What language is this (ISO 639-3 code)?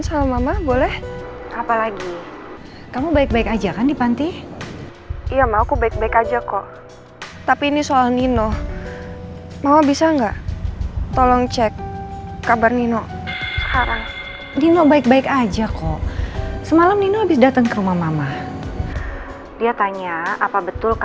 ind